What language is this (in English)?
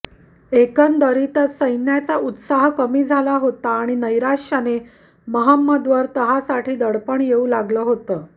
Marathi